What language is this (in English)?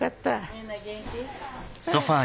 Japanese